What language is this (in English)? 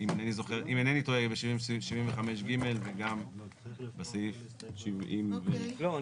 Hebrew